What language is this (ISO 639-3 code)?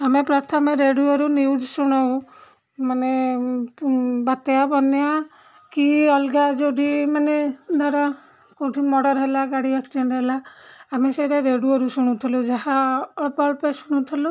ori